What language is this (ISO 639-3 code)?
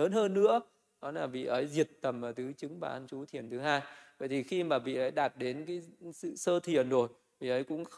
vie